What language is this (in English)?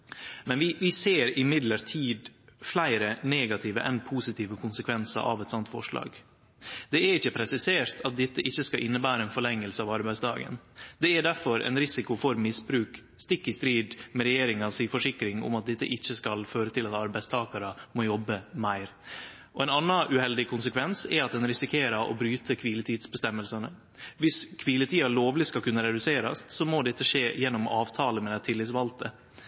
Norwegian Nynorsk